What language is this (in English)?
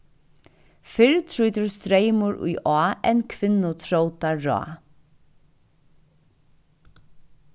Faroese